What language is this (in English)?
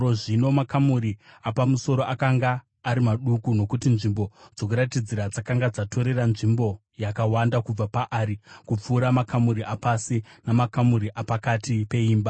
Shona